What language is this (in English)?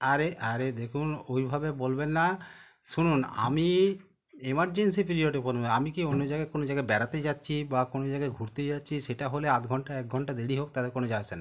Bangla